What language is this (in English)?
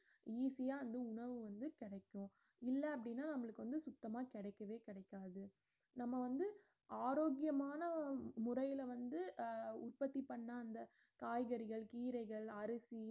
Tamil